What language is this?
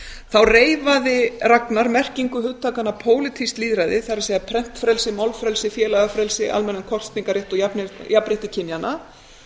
Icelandic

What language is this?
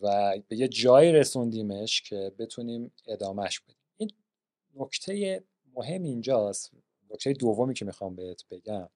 Persian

